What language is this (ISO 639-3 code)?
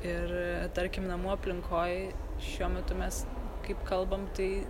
lit